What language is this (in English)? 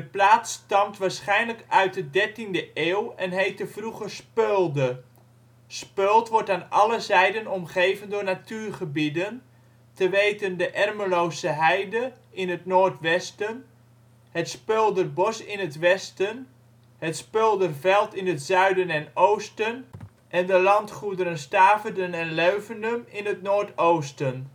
Dutch